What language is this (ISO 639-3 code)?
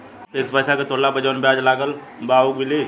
bho